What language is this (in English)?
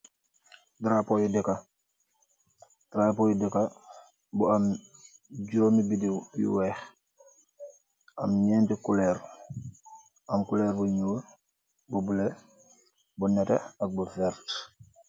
Wolof